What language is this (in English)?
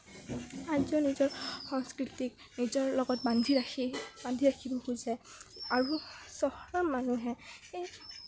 Assamese